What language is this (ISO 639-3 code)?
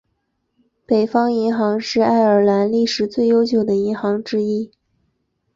zho